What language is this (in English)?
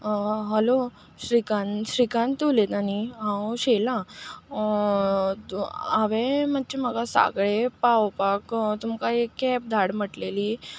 Konkani